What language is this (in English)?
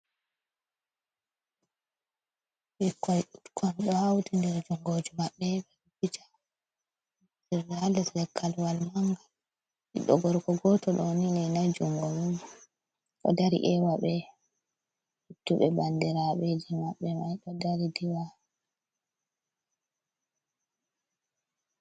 Fula